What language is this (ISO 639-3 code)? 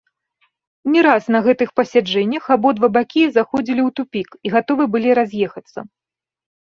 bel